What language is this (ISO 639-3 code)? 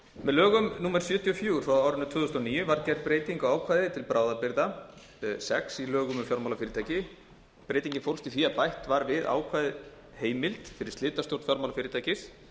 isl